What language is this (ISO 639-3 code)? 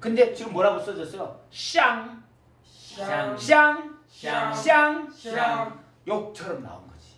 kor